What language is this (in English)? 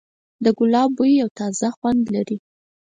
Pashto